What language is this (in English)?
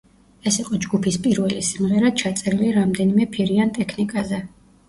Georgian